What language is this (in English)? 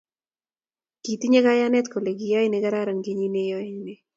Kalenjin